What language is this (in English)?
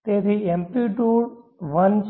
Gujarati